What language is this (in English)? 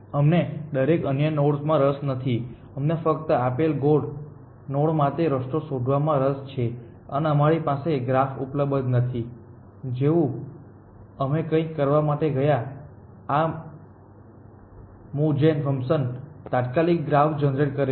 Gujarati